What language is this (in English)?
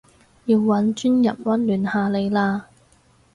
Cantonese